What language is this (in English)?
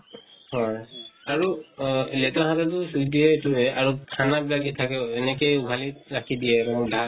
Assamese